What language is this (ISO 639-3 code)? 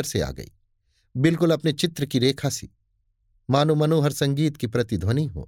hin